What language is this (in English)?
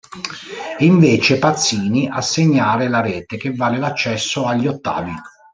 Italian